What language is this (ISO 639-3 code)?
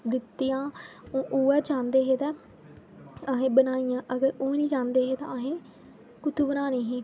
doi